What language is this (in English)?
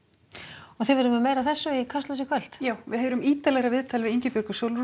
Icelandic